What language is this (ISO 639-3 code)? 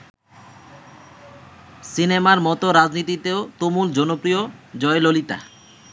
ben